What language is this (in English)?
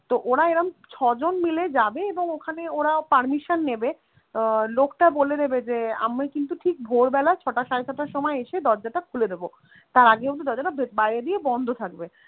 Bangla